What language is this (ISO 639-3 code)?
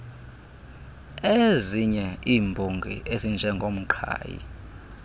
xho